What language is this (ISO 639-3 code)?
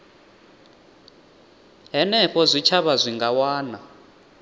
ven